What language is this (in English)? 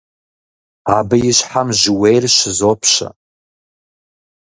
Kabardian